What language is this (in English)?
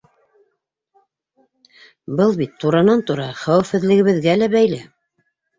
Bashkir